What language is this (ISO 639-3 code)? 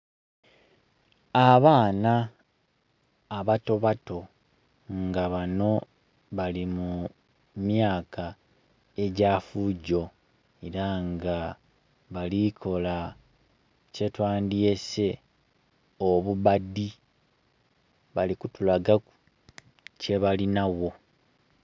xog